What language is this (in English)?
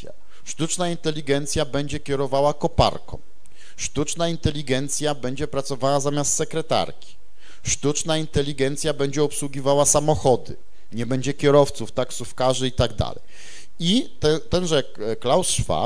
Polish